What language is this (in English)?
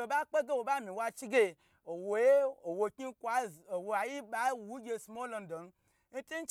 Gbagyi